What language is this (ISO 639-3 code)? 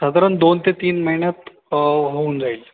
mar